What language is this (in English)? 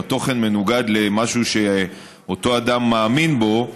Hebrew